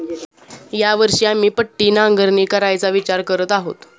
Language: Marathi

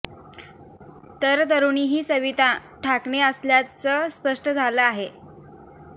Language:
Marathi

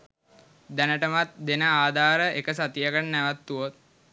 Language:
Sinhala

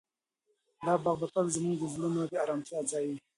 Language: Pashto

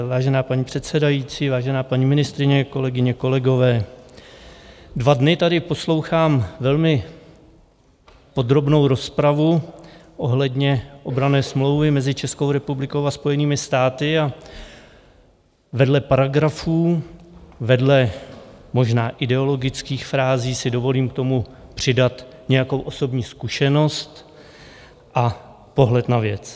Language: Czech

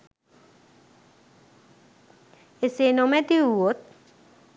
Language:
Sinhala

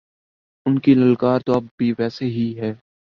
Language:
Urdu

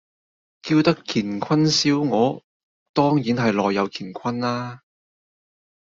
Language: Cantonese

